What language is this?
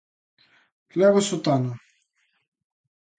Galician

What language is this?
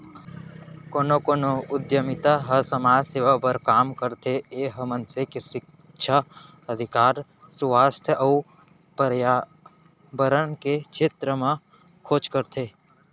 Chhattisgarhi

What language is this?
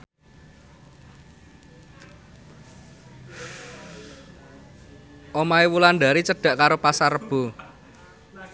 Javanese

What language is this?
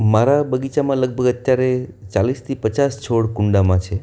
Gujarati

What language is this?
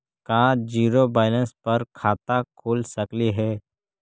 Magahi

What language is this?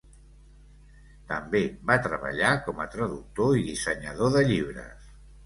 Catalan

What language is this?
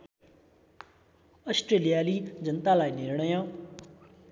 Nepali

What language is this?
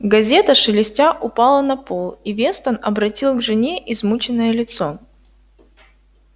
Russian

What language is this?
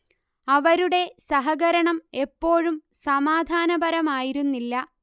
Malayalam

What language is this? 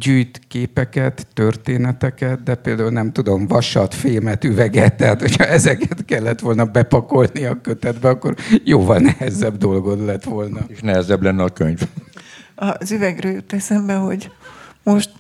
Hungarian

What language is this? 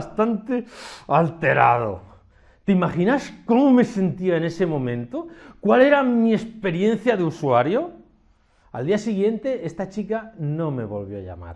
Spanish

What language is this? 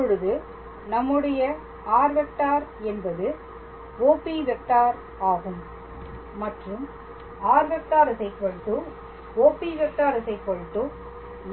Tamil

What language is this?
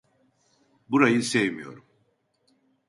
Turkish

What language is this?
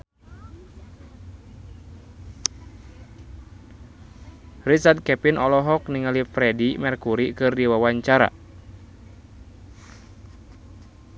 Sundanese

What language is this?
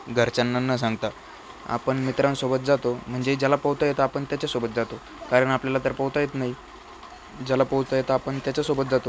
Marathi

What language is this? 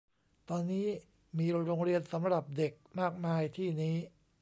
Thai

